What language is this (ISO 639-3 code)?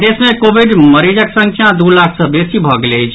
mai